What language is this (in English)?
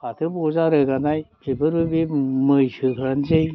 Bodo